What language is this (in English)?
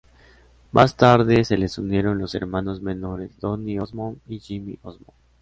Spanish